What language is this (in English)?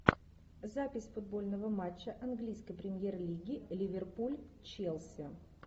Russian